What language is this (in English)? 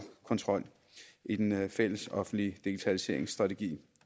Danish